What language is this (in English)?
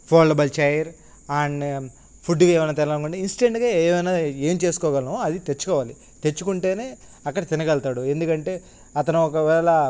Telugu